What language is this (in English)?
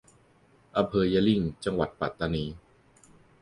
Thai